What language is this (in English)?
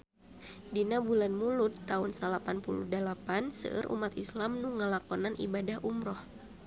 Sundanese